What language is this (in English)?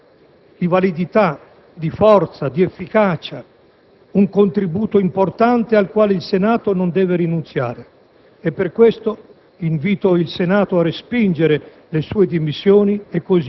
Italian